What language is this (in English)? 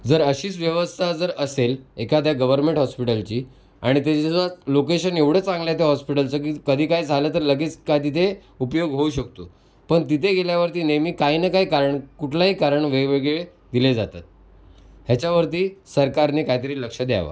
Marathi